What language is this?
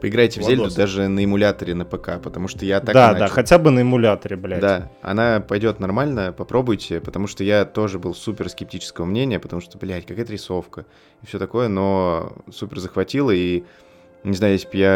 Russian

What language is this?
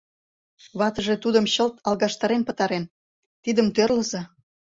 Mari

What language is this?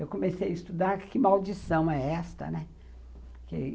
Portuguese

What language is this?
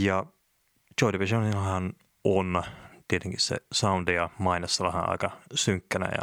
Finnish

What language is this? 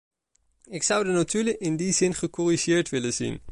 Dutch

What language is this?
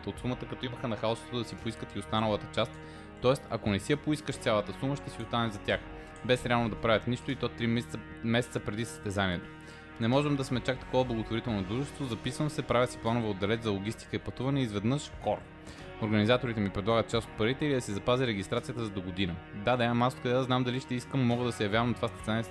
Bulgarian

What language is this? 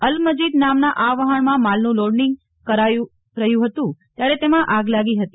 Gujarati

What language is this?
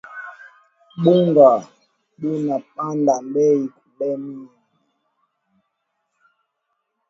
Swahili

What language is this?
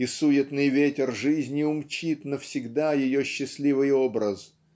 Russian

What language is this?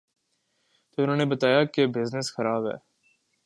Urdu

